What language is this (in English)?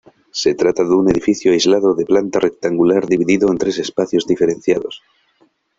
Spanish